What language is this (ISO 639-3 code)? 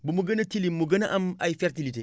wol